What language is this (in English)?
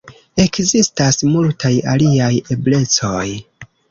Esperanto